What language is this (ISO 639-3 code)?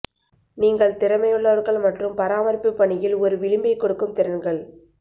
tam